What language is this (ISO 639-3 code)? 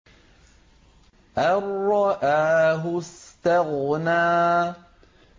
ara